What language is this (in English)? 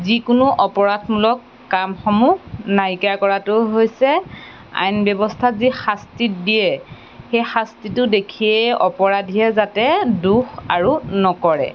Assamese